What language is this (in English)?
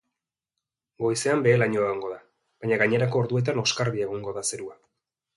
Basque